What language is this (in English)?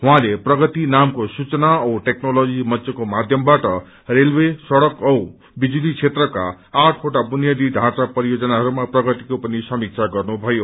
Nepali